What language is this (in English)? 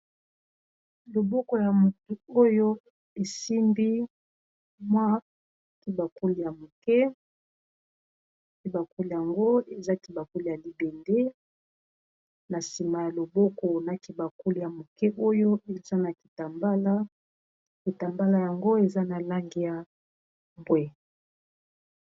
Lingala